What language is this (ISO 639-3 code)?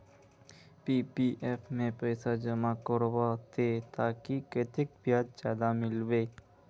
mag